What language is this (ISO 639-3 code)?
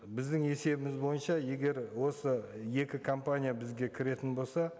kaz